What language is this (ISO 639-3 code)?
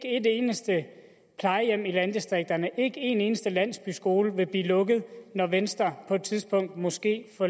dan